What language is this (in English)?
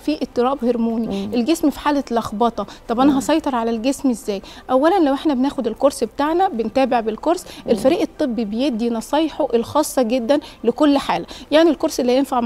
Arabic